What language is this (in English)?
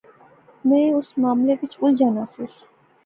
Pahari-Potwari